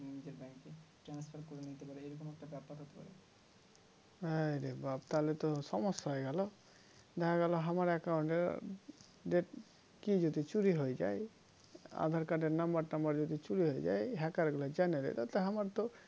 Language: Bangla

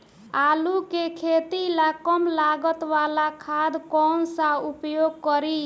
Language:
Bhojpuri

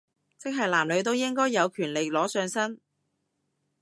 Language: Cantonese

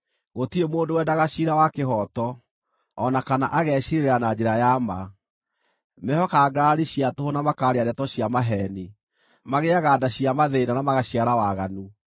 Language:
Kikuyu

